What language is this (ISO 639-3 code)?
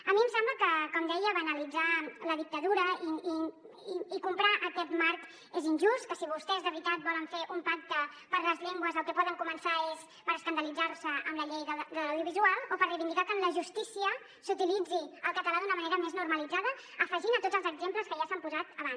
cat